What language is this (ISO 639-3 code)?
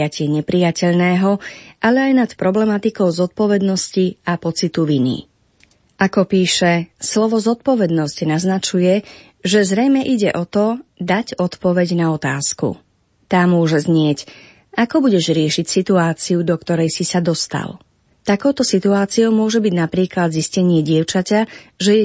slk